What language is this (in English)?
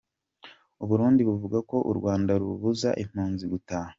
Kinyarwanda